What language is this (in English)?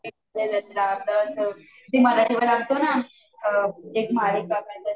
Marathi